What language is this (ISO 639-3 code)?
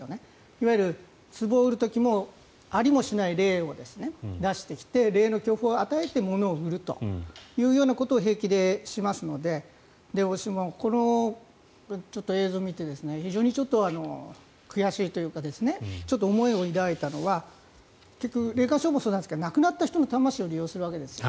jpn